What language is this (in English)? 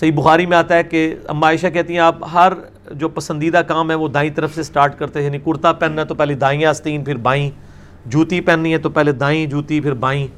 Urdu